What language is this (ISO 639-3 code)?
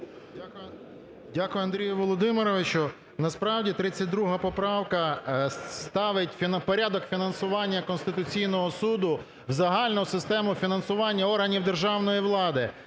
ukr